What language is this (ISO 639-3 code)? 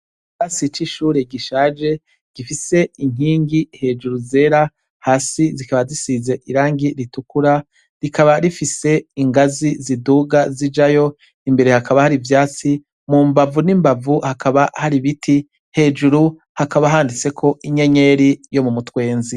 run